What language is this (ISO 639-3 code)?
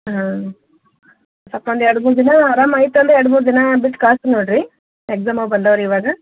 kan